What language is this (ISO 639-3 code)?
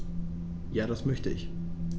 deu